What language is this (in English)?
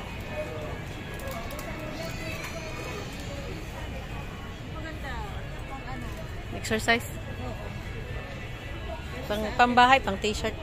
Filipino